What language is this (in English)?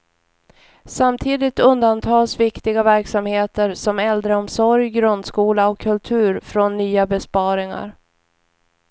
Swedish